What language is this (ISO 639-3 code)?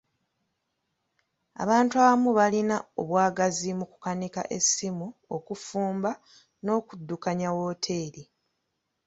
lug